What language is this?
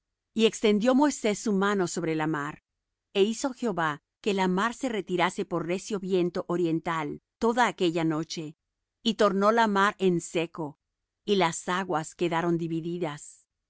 Spanish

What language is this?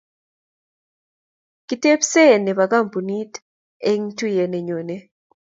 Kalenjin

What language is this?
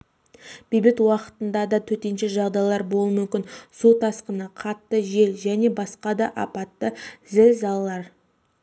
Kazakh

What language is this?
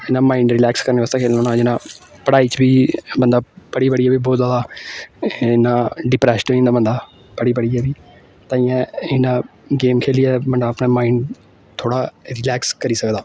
Dogri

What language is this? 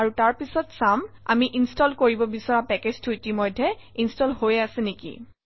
Assamese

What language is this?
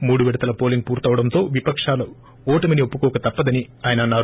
Telugu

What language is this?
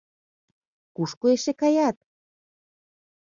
Mari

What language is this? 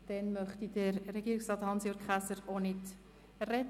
Swiss German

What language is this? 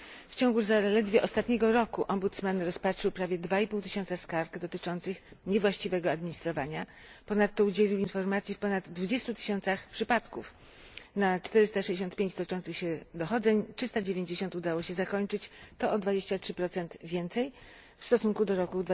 Polish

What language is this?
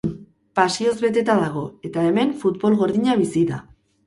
Basque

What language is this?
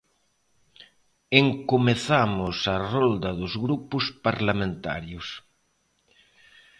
Galician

